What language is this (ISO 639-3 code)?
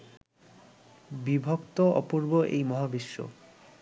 ben